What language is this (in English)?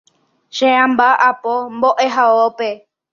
Guarani